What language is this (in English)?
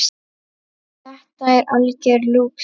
Icelandic